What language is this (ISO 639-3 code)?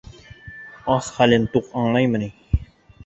bak